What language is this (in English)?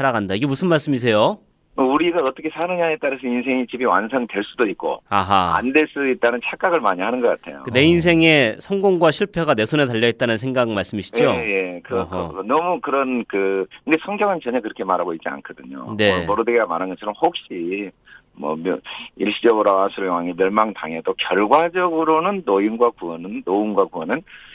Korean